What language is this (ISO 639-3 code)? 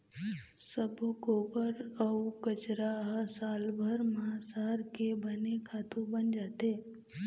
hne